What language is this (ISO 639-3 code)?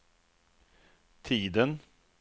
swe